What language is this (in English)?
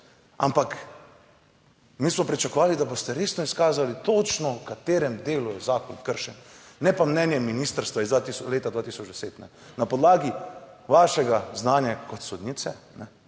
Slovenian